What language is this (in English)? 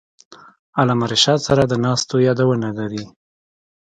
Pashto